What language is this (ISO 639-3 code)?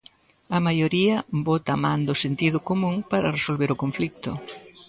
glg